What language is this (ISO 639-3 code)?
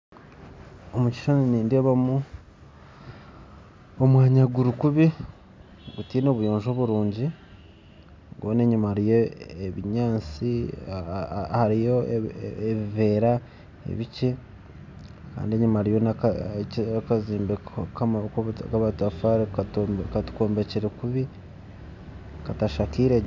nyn